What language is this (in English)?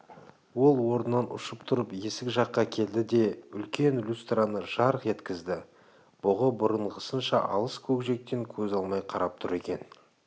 Kazakh